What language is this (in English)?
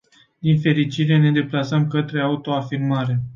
Romanian